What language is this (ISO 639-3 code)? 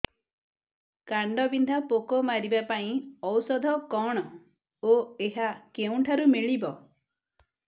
ori